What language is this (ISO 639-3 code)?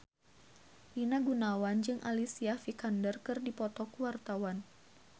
sun